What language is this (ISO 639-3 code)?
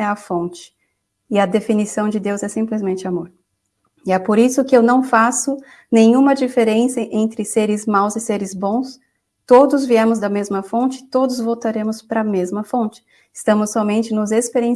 por